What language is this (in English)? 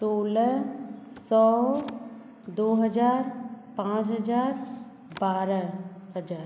Hindi